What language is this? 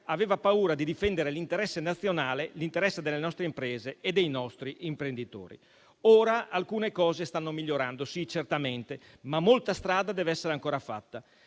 Italian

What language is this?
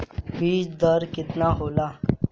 Bhojpuri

